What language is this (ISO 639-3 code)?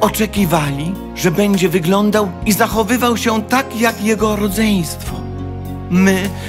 pol